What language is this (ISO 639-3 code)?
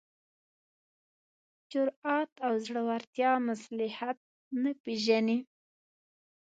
pus